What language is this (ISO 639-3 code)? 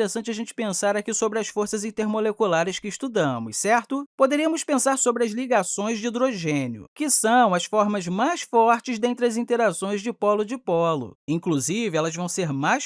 por